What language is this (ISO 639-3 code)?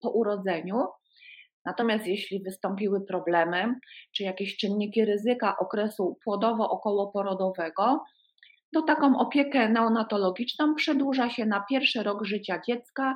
pol